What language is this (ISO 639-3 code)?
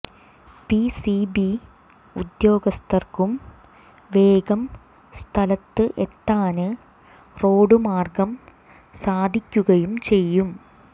mal